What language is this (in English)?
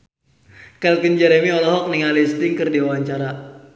Sundanese